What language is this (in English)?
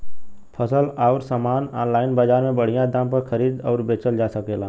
Bhojpuri